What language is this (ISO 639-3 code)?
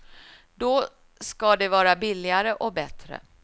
swe